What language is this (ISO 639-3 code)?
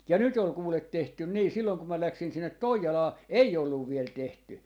fin